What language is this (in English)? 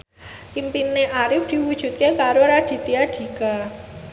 Javanese